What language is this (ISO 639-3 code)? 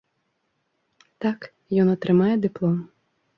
bel